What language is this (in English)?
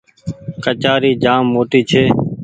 Goaria